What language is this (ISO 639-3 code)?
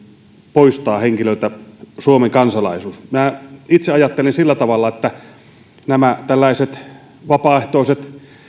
fin